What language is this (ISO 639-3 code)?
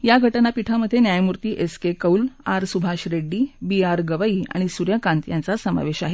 mar